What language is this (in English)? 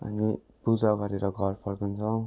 Nepali